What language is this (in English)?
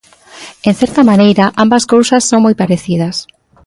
Galician